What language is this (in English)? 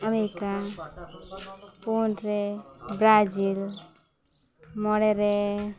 Santali